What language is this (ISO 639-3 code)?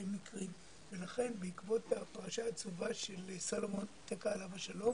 heb